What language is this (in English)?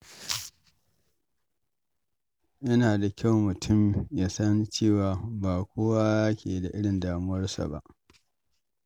Hausa